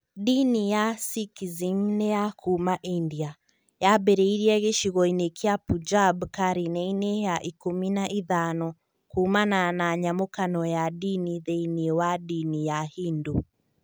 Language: Kikuyu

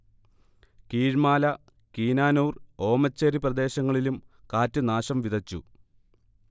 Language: Malayalam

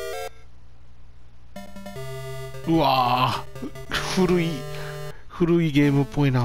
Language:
Japanese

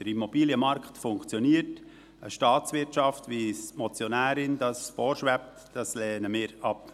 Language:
Swiss German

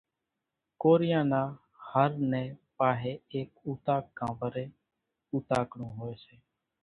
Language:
Kachi Koli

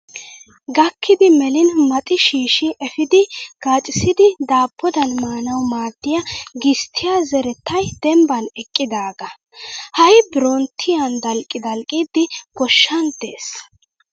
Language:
Wolaytta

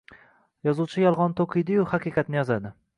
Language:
Uzbek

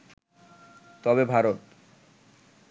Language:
Bangla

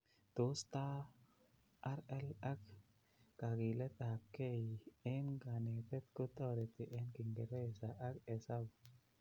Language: Kalenjin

